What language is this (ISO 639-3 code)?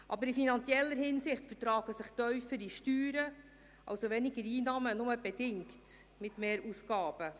gsw